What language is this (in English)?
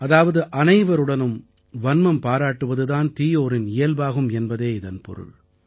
Tamil